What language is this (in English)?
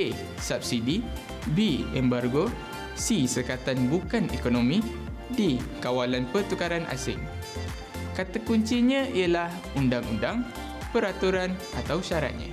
Malay